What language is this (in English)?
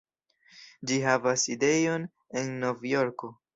Esperanto